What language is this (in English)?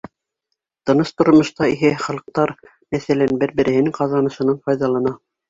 Bashkir